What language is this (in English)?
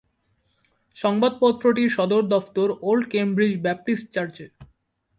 Bangla